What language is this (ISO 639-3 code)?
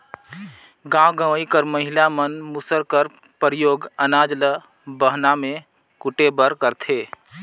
hne